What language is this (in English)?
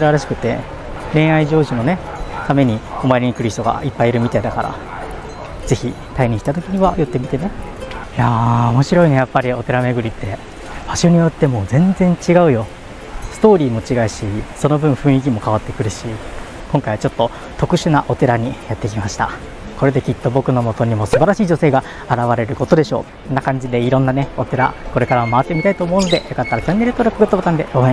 Japanese